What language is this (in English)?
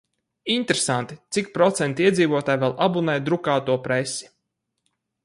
Latvian